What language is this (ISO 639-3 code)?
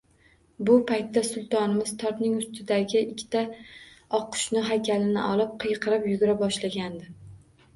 uzb